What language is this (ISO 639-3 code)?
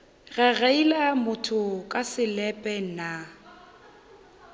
nso